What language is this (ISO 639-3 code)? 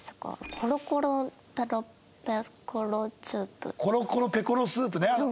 jpn